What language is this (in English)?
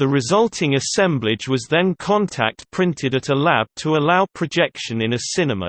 English